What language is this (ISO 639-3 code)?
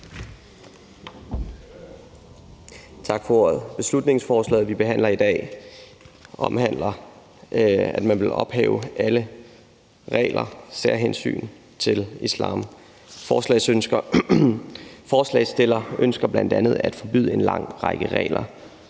dan